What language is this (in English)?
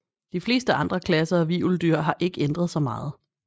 Danish